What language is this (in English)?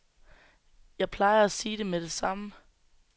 Danish